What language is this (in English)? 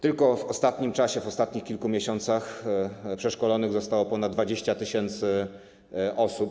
Polish